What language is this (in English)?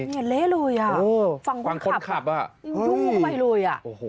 Thai